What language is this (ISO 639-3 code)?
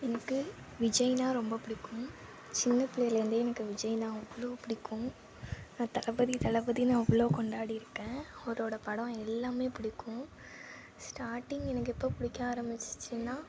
tam